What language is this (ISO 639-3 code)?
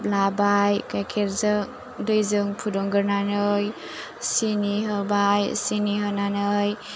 brx